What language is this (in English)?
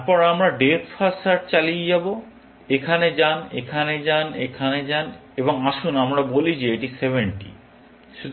Bangla